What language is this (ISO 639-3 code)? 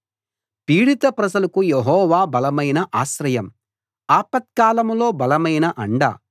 tel